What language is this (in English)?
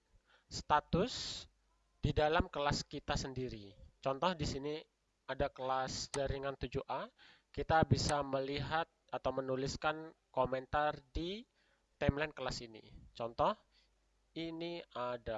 Indonesian